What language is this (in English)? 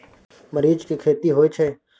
Maithili